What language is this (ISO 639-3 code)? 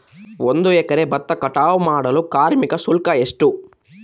kan